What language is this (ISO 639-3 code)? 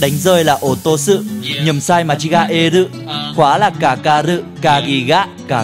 vie